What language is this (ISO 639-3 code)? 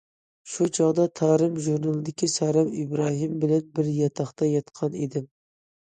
uig